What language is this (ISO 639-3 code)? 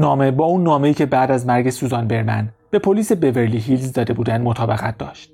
fas